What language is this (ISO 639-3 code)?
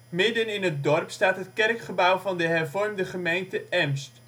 nld